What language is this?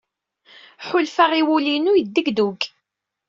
Kabyle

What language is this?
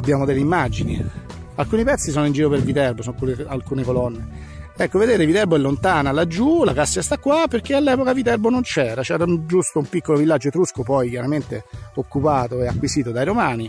Italian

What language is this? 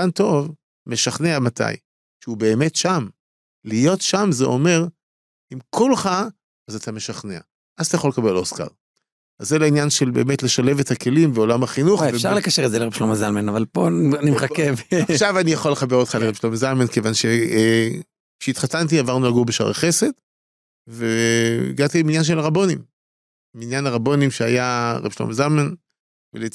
Hebrew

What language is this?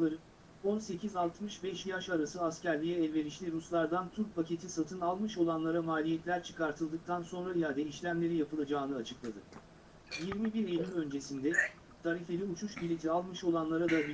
Turkish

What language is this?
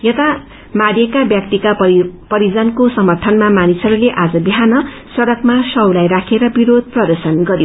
Nepali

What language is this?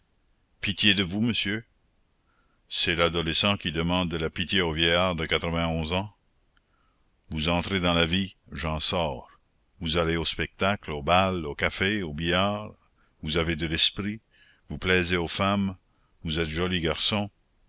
French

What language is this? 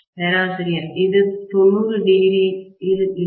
Tamil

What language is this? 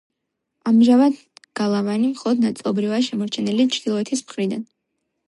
Georgian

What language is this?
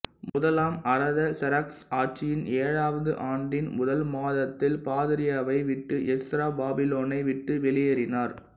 Tamil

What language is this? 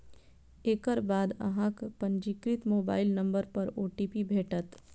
Maithili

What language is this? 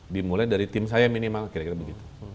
Indonesian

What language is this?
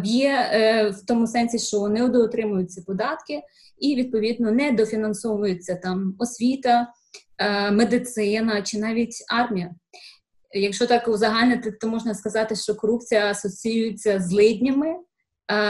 Ukrainian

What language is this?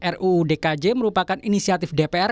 Indonesian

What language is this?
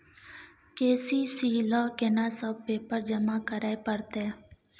Maithili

